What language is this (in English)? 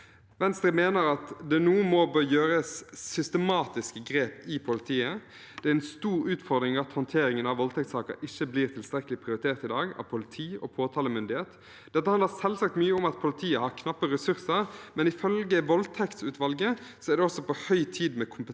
Norwegian